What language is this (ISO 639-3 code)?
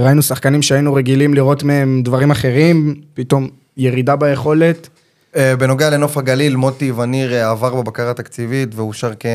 heb